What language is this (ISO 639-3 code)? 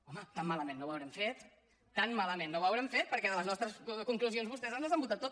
cat